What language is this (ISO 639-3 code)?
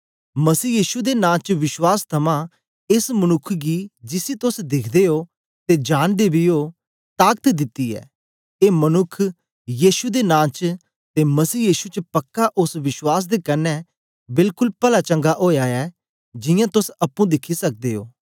doi